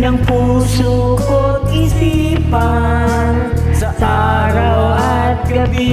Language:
Indonesian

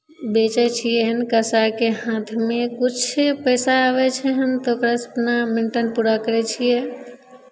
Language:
Maithili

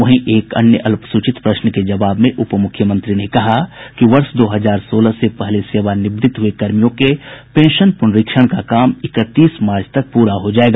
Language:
Hindi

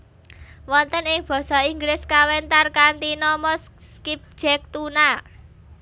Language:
Javanese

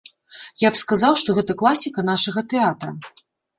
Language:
Belarusian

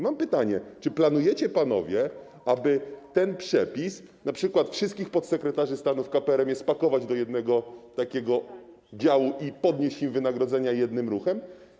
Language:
Polish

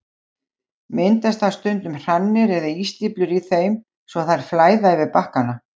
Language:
Icelandic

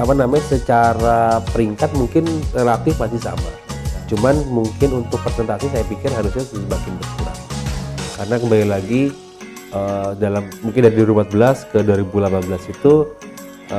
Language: Indonesian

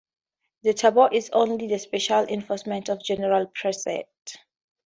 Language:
English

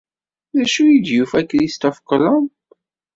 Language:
Kabyle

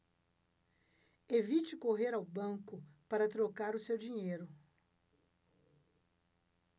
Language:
Portuguese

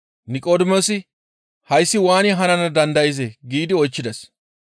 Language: Gamo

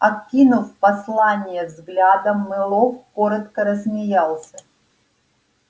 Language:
Russian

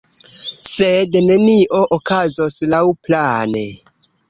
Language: Esperanto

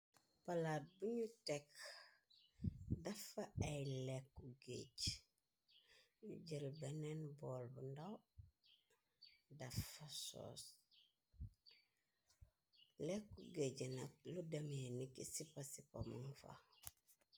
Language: Wolof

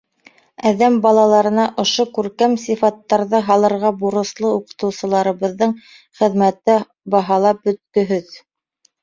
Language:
Bashkir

